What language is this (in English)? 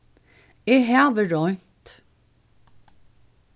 Faroese